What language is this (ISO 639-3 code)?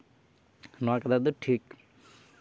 sat